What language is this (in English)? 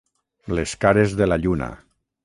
Catalan